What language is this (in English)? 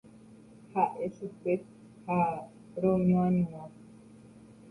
Guarani